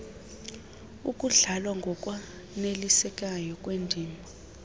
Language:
Xhosa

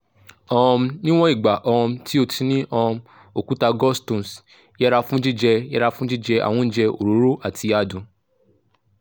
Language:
Yoruba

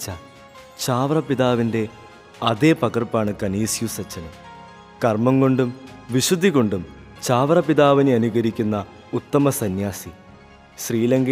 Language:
Malayalam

